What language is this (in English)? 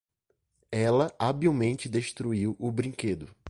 Portuguese